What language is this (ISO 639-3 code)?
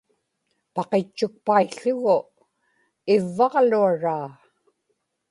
ipk